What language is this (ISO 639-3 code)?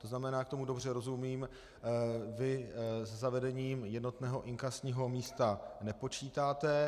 ces